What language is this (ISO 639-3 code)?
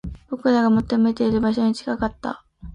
jpn